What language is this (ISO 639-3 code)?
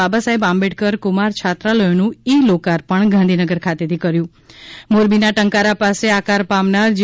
guj